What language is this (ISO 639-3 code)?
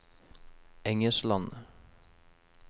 nor